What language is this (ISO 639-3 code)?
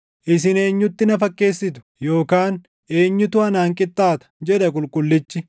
orm